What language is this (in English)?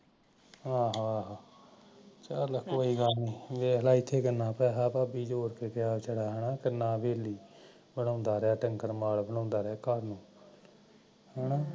Punjabi